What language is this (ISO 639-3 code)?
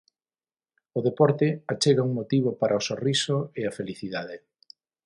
glg